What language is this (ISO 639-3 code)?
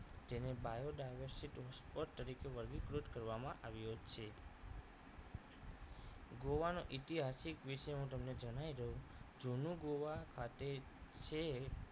guj